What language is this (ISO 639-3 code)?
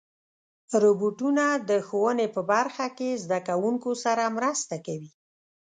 pus